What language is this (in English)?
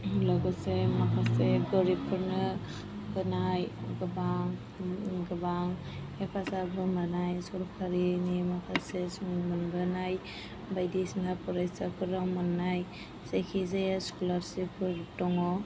Bodo